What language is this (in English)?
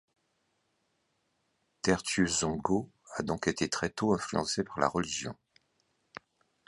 French